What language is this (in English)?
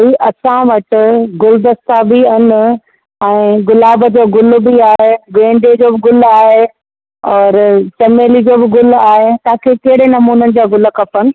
Sindhi